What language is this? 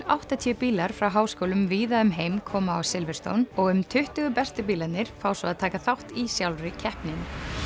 Icelandic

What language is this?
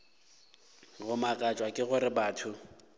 Northern Sotho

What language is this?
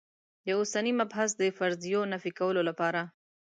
Pashto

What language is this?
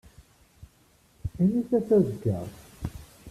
Kabyle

